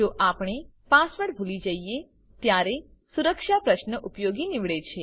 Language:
Gujarati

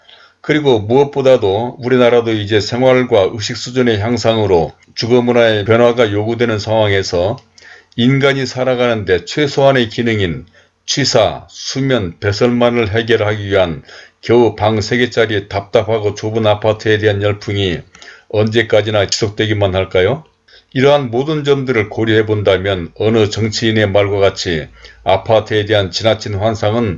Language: Korean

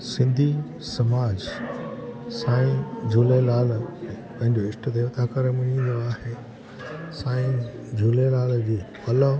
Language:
Sindhi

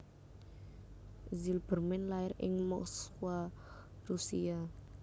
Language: Javanese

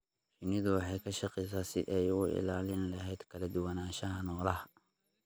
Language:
Somali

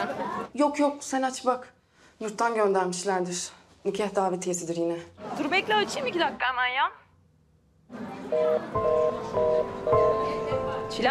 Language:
Turkish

